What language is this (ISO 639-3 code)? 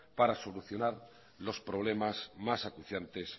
spa